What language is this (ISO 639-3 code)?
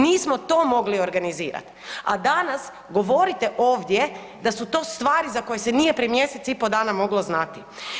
hrv